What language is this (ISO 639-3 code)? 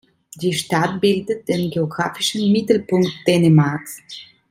deu